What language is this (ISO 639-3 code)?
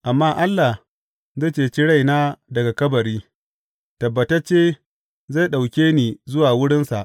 hau